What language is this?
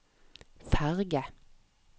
Norwegian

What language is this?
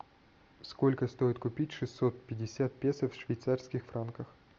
Russian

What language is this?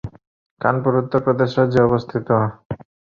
Bangla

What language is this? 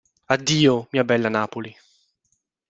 Italian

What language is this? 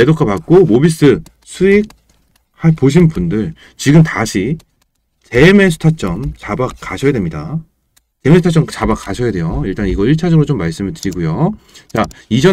Korean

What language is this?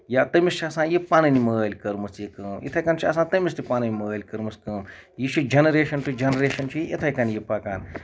Kashmiri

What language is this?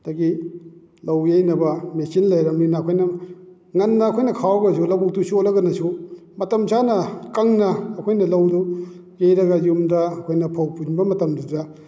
Manipuri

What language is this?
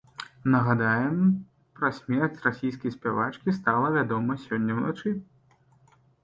Belarusian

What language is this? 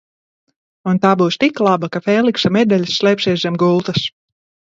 Latvian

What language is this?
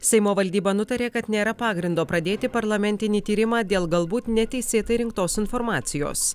Lithuanian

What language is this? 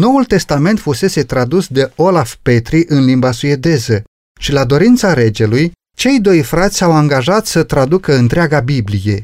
Romanian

